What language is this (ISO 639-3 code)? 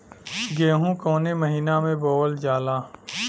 bho